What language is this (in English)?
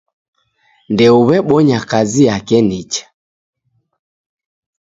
Taita